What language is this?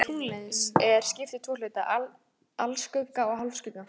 Icelandic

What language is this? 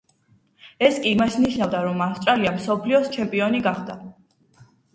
Georgian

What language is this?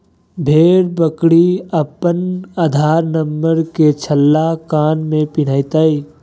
Magahi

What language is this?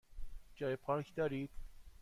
Persian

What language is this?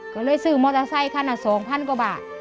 Thai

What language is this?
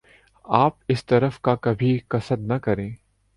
Urdu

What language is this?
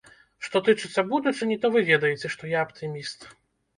Belarusian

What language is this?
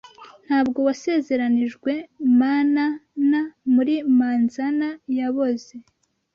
Kinyarwanda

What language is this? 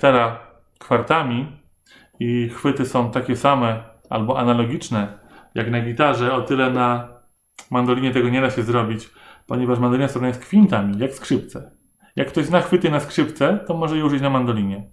Polish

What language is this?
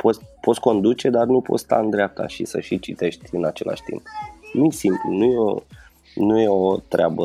Romanian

